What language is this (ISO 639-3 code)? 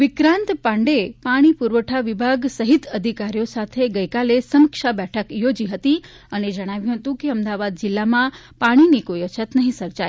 guj